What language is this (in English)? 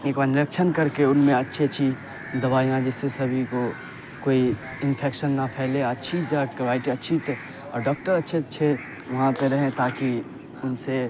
Urdu